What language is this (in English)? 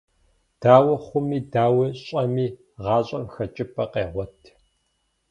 Kabardian